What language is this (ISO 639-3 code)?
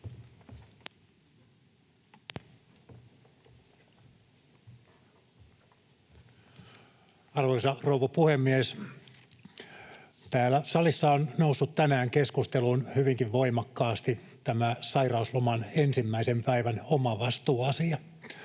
fin